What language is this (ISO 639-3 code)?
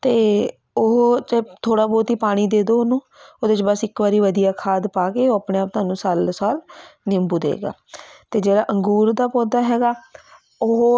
pan